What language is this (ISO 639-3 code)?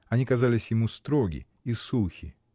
rus